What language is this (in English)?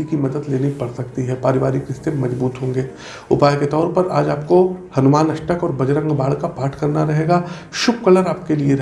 Hindi